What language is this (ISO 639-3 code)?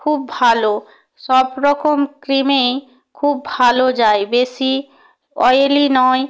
ben